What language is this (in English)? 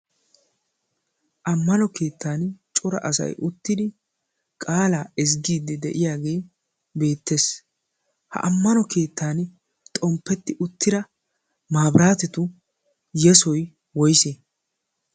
Wolaytta